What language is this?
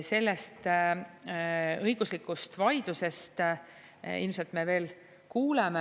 Estonian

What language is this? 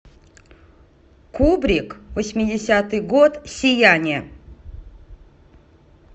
Russian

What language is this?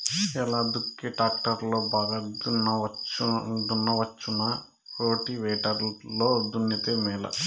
Telugu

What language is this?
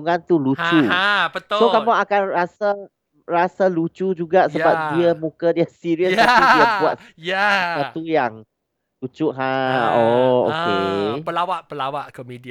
Malay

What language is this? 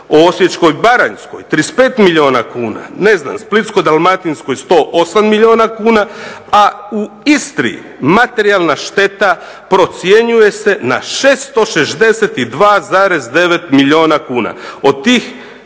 Croatian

